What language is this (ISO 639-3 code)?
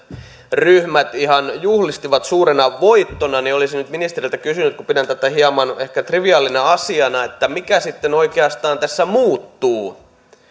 fin